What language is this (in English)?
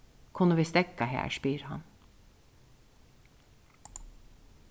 Faroese